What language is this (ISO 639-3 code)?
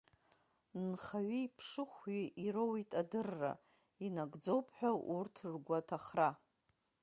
abk